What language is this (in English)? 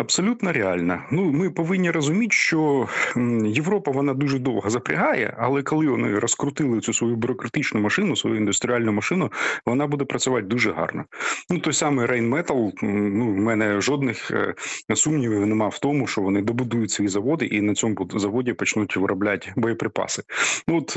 Ukrainian